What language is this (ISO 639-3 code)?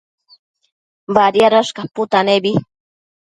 mcf